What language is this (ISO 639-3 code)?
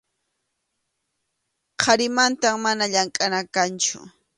qxu